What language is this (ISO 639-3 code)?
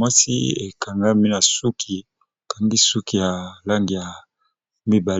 lin